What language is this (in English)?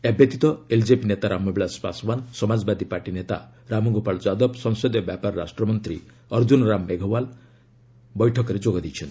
Odia